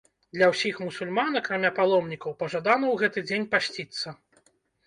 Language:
Belarusian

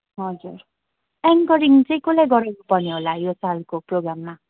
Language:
Nepali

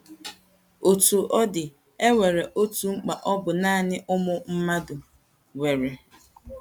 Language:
Igbo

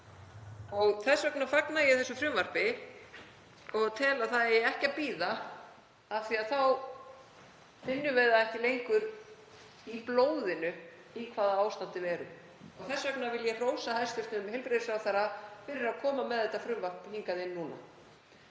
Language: Icelandic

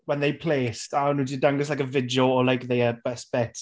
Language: Welsh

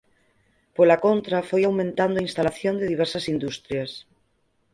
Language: Galician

